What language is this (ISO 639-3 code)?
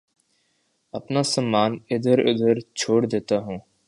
urd